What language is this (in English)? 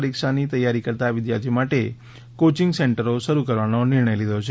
Gujarati